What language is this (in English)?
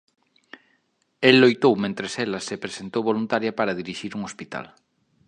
Galician